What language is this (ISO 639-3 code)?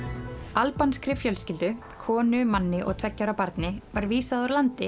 isl